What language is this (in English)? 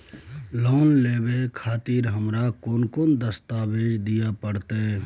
Maithili